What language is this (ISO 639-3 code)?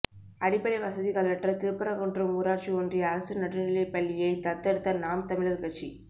tam